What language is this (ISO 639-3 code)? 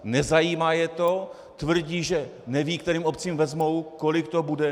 ces